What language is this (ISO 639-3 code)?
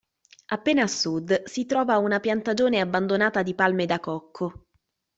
ita